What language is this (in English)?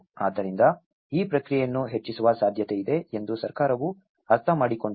Kannada